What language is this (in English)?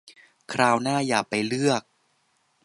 Thai